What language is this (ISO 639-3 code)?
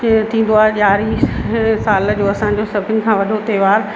snd